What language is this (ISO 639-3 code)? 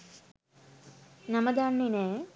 sin